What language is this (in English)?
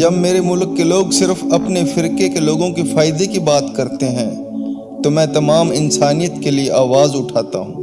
Urdu